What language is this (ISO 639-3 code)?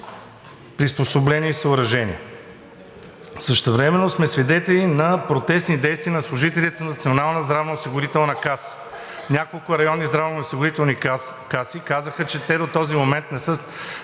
bul